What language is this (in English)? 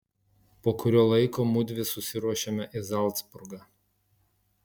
Lithuanian